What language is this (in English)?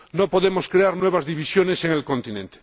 Spanish